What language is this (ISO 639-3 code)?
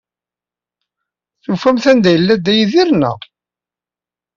kab